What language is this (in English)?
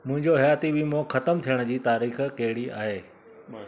Sindhi